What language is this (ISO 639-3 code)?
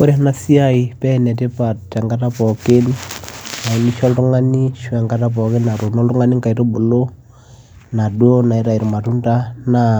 mas